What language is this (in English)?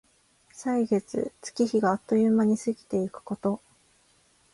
Japanese